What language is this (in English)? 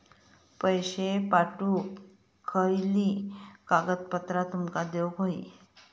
Marathi